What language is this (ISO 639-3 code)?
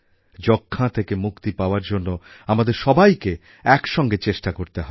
ben